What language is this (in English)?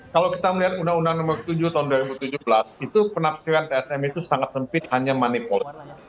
Indonesian